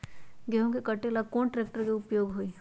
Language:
Magahi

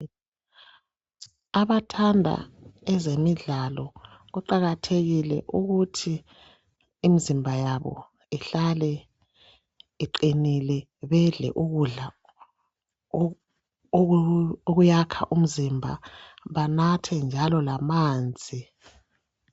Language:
North Ndebele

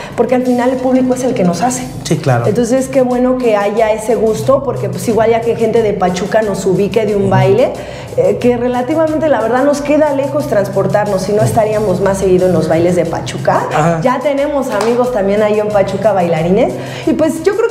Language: Spanish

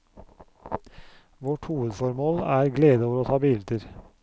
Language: Norwegian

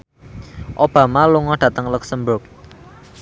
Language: Javanese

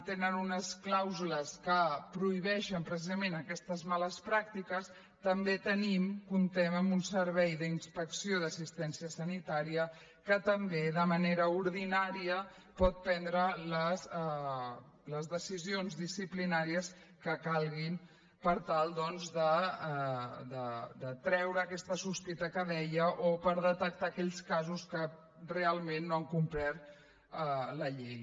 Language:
Catalan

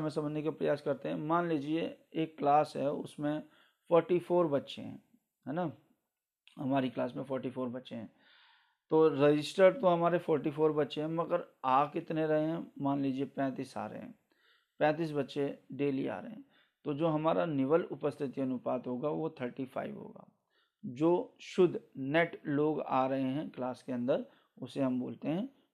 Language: Hindi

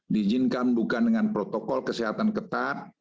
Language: Indonesian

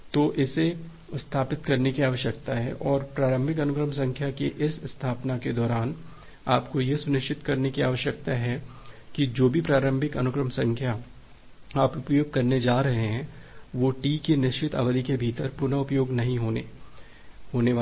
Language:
Hindi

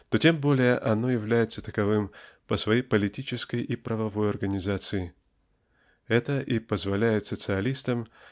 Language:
Russian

